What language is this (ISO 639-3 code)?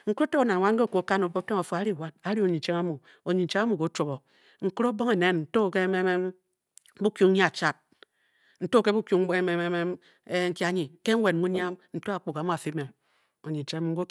bky